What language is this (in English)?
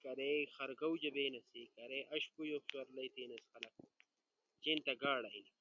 Ushojo